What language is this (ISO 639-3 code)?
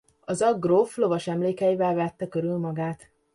hun